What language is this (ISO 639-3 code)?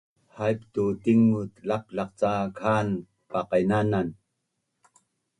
bnn